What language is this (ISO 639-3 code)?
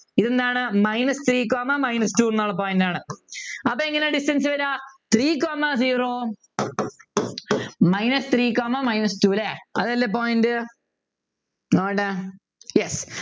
mal